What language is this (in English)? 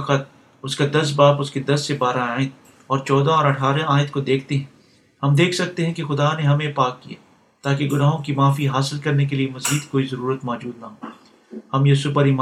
Urdu